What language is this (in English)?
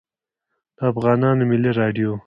Pashto